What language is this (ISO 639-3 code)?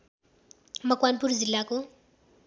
nep